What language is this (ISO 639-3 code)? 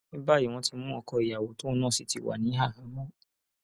yor